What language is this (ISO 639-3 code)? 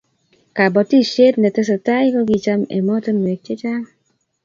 kln